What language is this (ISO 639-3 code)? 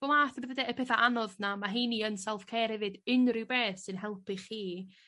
cym